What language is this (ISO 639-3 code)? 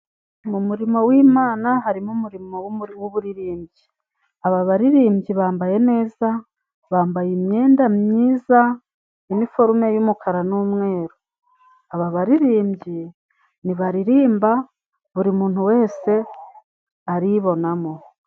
kin